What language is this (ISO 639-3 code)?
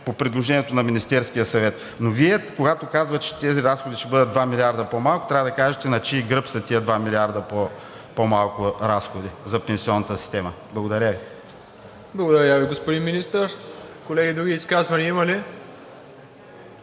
bul